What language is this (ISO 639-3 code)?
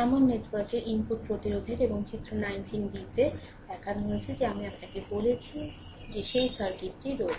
ben